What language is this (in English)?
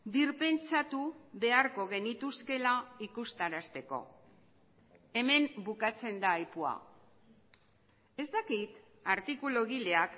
Basque